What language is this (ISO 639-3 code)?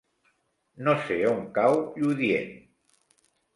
cat